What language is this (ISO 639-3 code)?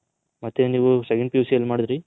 kan